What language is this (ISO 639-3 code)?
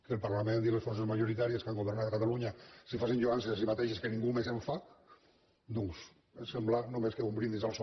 cat